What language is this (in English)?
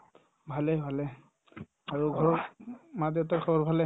Assamese